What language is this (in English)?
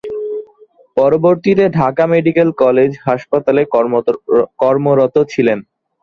Bangla